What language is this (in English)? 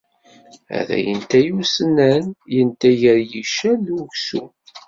Kabyle